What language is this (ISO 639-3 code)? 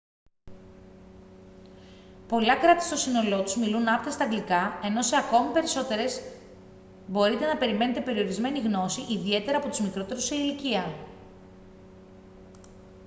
ell